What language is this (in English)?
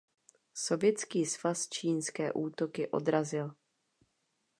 Czech